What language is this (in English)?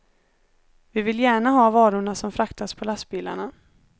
Swedish